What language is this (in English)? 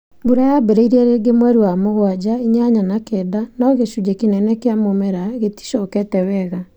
Kikuyu